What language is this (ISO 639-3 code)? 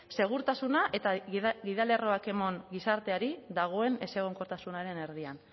eus